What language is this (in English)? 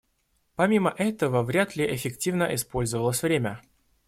Russian